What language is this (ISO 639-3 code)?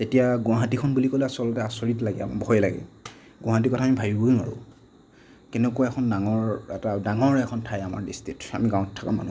asm